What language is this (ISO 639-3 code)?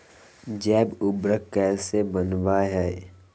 mag